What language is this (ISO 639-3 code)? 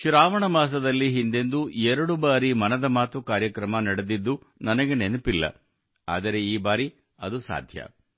kan